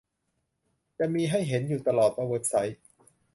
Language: Thai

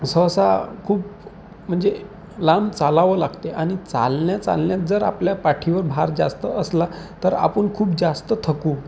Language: Marathi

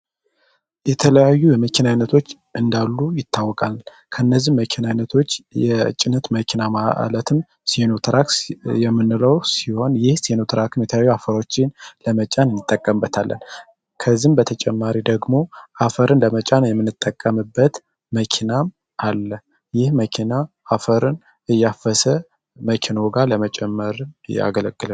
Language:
Amharic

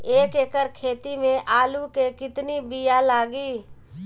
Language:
Bhojpuri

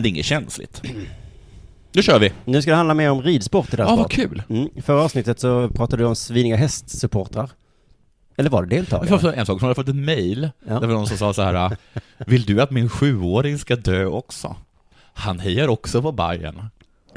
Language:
Swedish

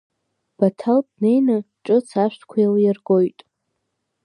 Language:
Abkhazian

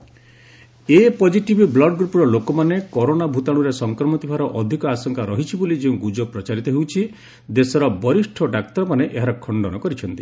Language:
Odia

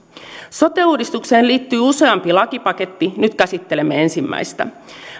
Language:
Finnish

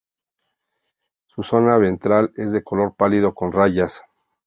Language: Spanish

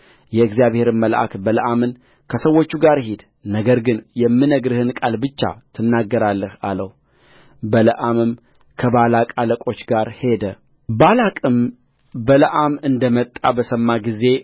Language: Amharic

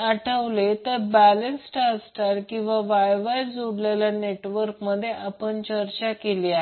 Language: Marathi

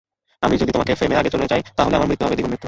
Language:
Bangla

